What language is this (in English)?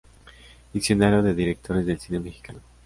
Spanish